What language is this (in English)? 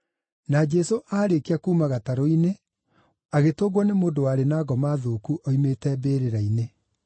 Kikuyu